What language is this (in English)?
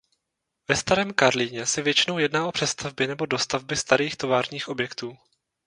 Czech